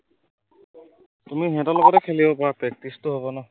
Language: Assamese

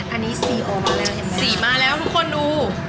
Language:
Thai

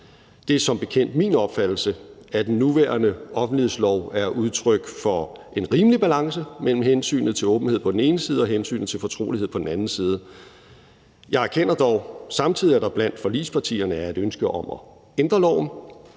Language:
Danish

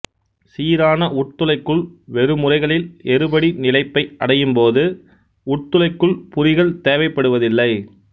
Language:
Tamil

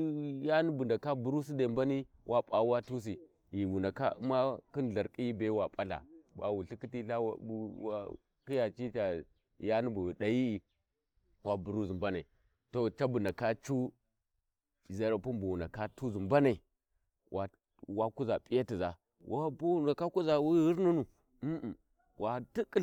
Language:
Warji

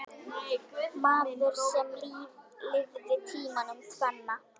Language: Icelandic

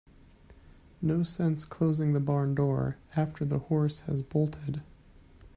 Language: English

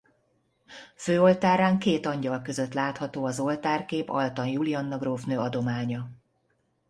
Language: Hungarian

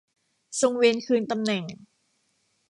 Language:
Thai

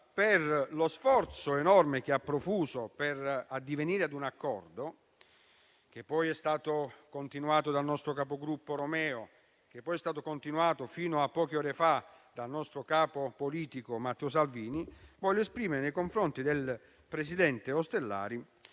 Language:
Italian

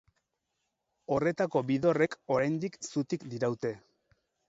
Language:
Basque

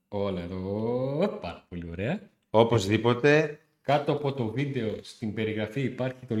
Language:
Greek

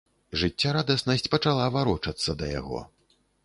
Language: Belarusian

